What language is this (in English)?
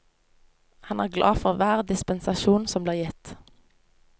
Norwegian